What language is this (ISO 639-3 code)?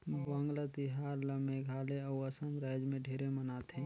hne